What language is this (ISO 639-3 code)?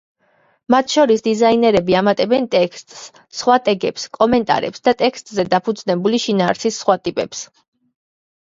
kat